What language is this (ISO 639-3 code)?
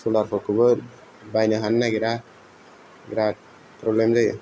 brx